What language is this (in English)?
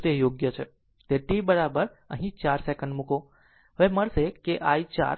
Gujarati